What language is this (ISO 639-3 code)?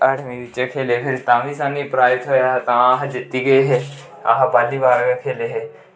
doi